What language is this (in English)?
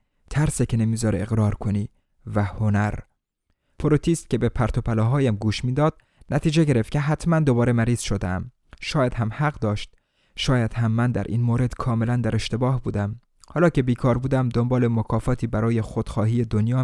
Persian